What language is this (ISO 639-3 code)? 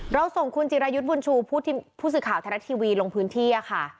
tha